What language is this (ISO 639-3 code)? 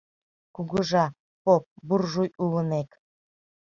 chm